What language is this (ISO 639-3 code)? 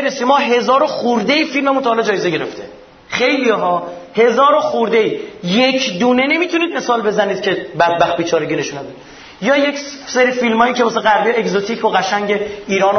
fas